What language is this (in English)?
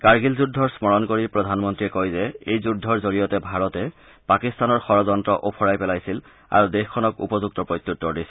Assamese